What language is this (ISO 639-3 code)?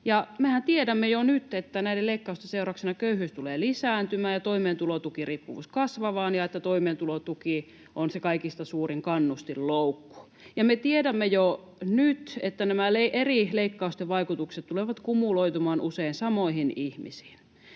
fin